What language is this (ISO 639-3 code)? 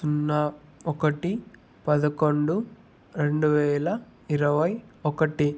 tel